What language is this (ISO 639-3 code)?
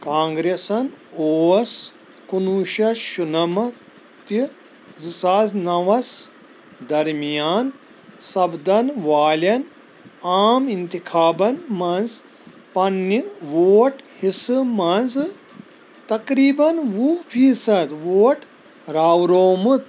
kas